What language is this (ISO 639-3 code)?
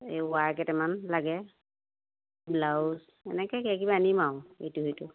asm